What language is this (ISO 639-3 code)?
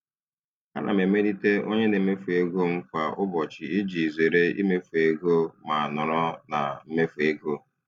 ibo